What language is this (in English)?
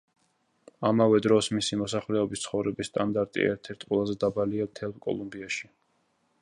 Georgian